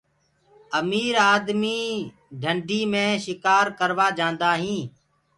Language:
Gurgula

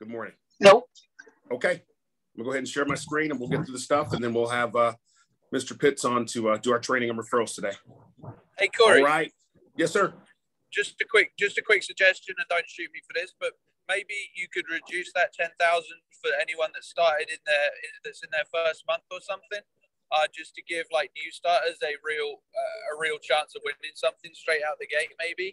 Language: English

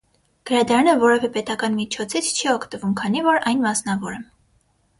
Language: Armenian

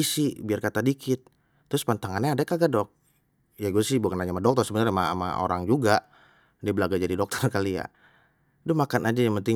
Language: Betawi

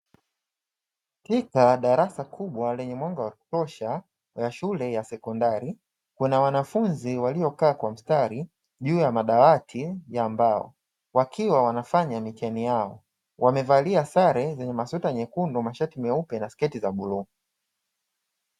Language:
Swahili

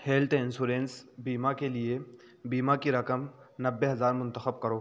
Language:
Urdu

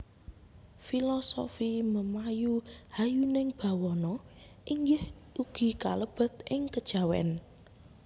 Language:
Javanese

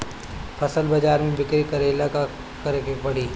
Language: Bhojpuri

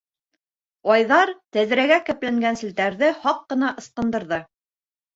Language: Bashkir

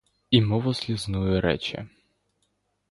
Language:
Ukrainian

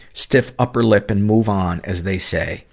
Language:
English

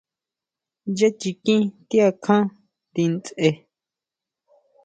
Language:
Huautla Mazatec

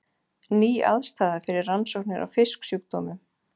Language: Icelandic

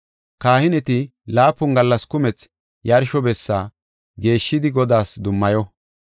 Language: Gofa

